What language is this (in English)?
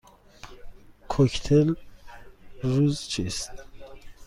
Persian